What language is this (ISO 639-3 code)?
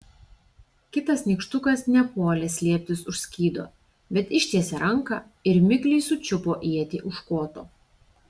lit